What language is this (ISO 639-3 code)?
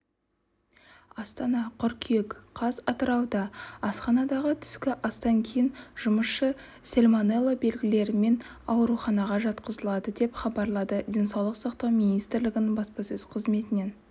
kaz